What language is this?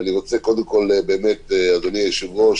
Hebrew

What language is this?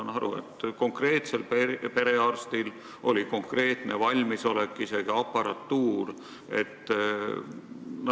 Estonian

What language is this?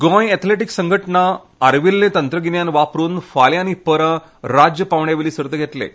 Konkani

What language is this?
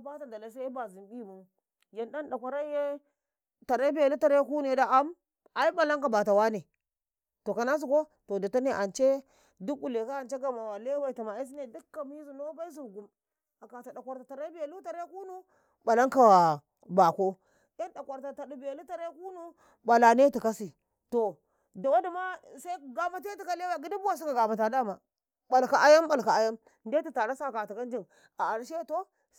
Karekare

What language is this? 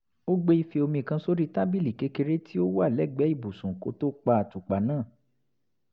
Yoruba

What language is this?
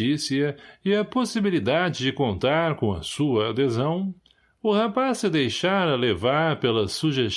Portuguese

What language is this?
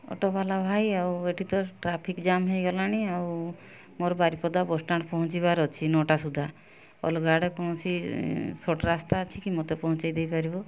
Odia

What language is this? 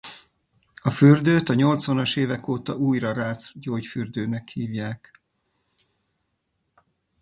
Hungarian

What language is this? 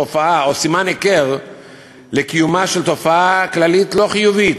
Hebrew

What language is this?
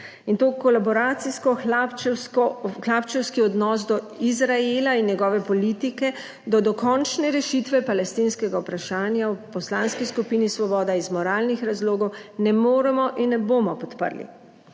Slovenian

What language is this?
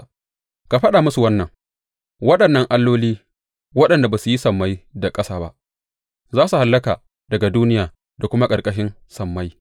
Hausa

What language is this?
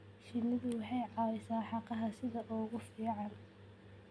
Somali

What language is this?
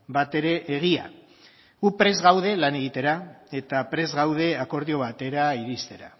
Basque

